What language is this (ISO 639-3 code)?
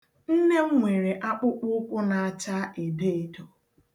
ibo